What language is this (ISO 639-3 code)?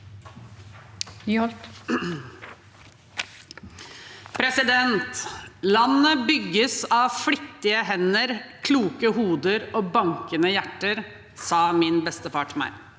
nor